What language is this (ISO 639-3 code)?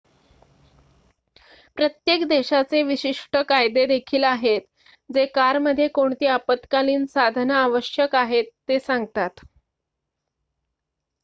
mar